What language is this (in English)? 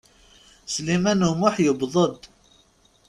Kabyle